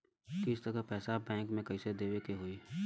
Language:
Bhojpuri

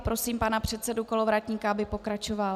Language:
Czech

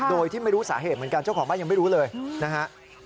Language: Thai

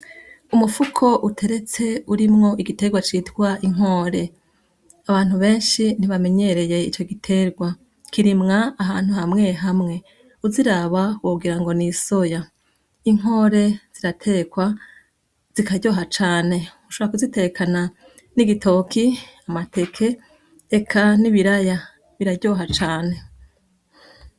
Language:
Rundi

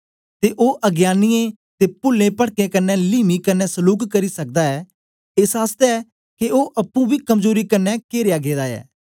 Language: Dogri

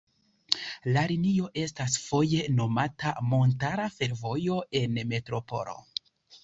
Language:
Esperanto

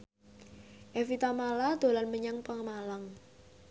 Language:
Javanese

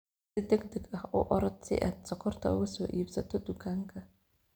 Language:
Somali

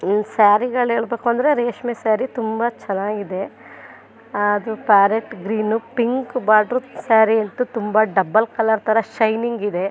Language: Kannada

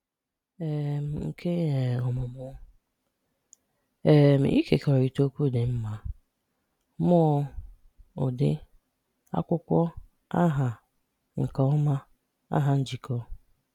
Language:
Igbo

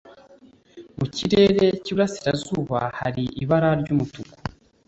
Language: Kinyarwanda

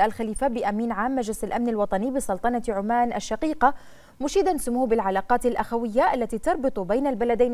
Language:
Arabic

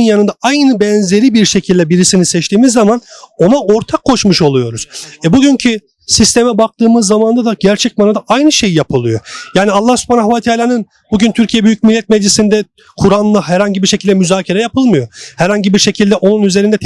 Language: Turkish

